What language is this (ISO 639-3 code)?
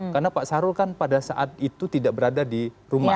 ind